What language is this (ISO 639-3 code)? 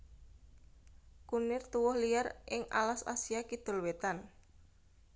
jav